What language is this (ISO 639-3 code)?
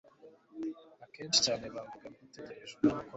kin